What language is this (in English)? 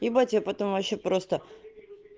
Russian